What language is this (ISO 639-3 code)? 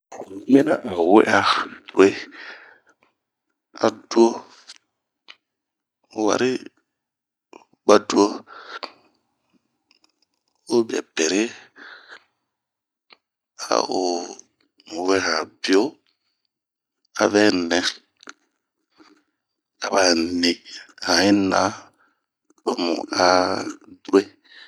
bmq